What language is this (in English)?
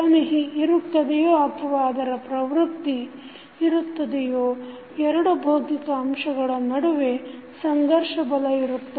Kannada